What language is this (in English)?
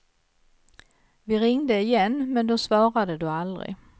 Swedish